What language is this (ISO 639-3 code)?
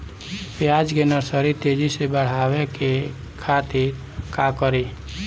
bho